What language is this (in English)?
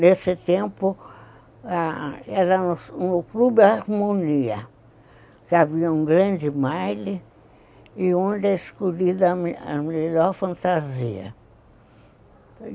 Portuguese